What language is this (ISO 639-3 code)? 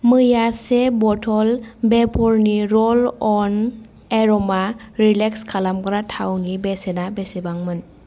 brx